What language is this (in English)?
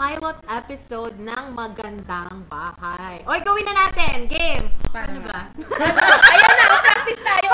Filipino